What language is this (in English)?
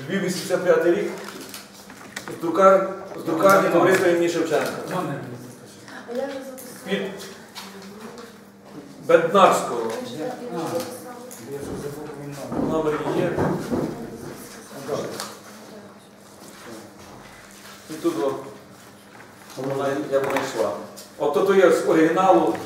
Ukrainian